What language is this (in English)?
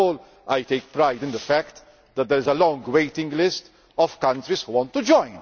English